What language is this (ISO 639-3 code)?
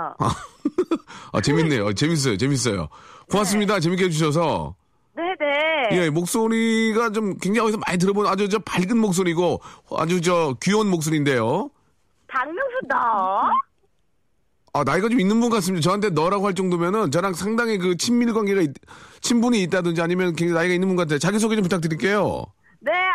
kor